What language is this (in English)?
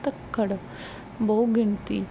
Punjabi